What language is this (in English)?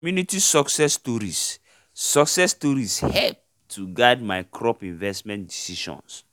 Nigerian Pidgin